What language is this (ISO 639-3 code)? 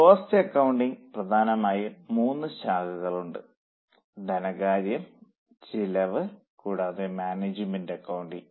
mal